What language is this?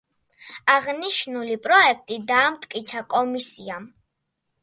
Georgian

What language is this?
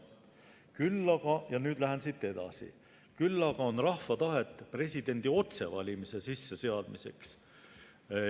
Estonian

